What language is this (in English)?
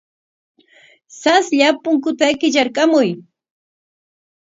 Corongo Ancash Quechua